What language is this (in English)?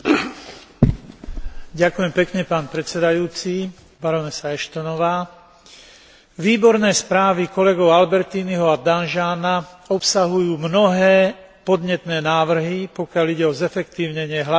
Slovak